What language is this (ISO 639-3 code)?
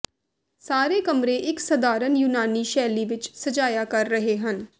pan